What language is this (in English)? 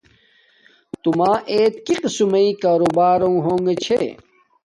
Domaaki